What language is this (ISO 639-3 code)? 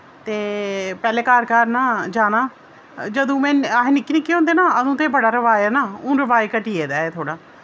doi